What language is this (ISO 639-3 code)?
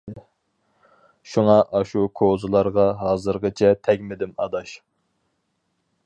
uig